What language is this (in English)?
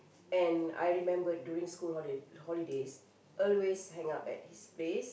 English